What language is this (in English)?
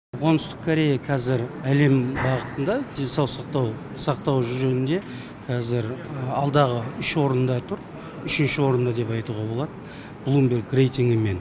Kazakh